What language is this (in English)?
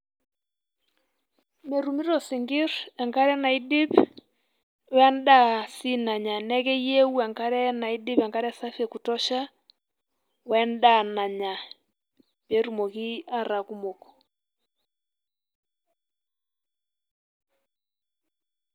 Masai